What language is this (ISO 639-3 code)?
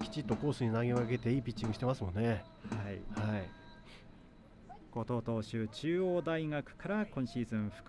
jpn